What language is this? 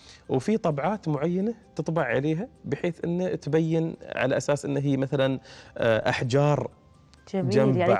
Arabic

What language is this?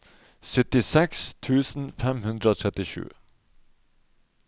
Norwegian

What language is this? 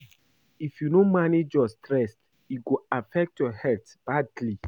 Nigerian Pidgin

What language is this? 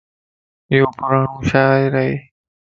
Lasi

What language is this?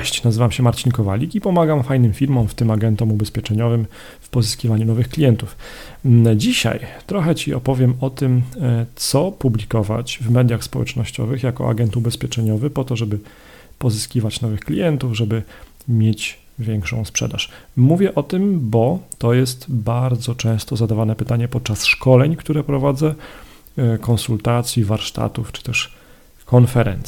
Polish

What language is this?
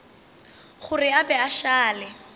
Northern Sotho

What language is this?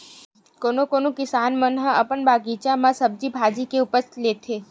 Chhattisgarhi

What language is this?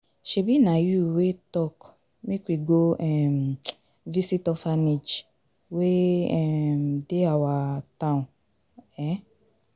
Nigerian Pidgin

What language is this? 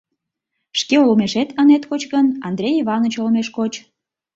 Mari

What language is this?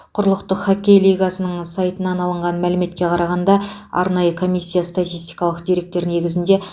Kazakh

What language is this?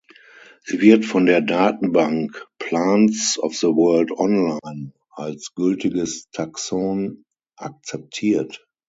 German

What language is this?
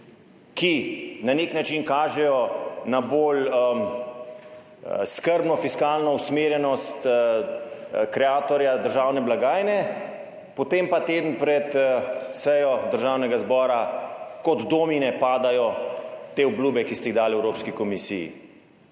Slovenian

